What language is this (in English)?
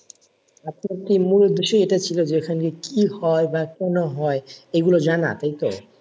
Bangla